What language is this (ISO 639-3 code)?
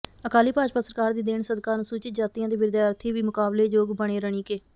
pan